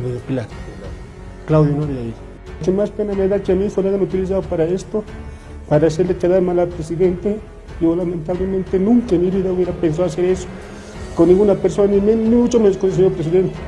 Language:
Spanish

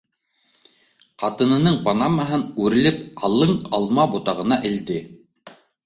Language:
Bashkir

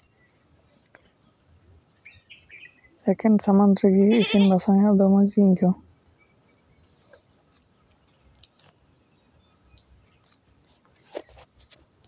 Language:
Santali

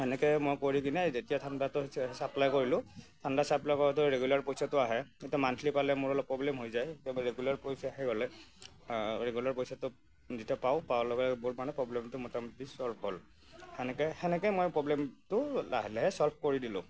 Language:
Assamese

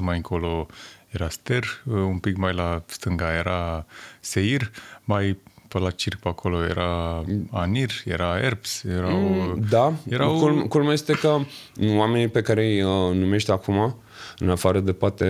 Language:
Romanian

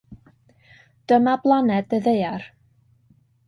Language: Welsh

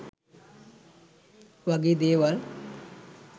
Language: Sinhala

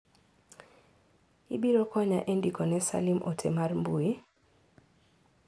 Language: Luo (Kenya and Tanzania)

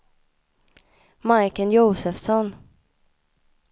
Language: Swedish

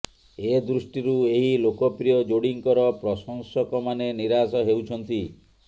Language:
Odia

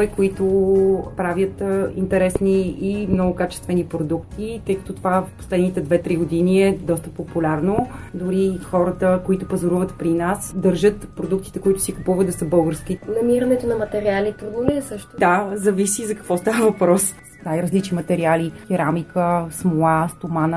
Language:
Bulgarian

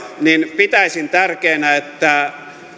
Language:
Finnish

